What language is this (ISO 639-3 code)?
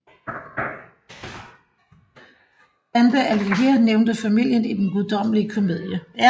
dan